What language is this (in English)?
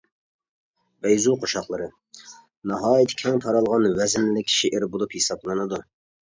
Uyghur